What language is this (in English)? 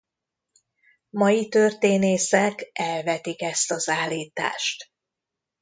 Hungarian